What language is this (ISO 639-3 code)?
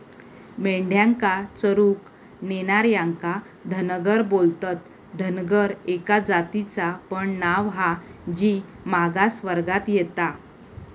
mar